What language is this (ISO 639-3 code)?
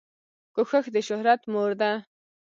pus